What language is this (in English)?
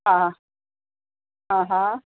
Sindhi